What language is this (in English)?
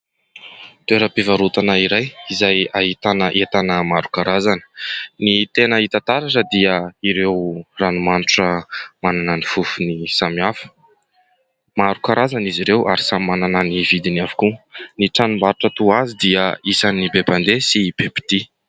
Malagasy